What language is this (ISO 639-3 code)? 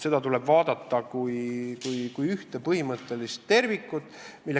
est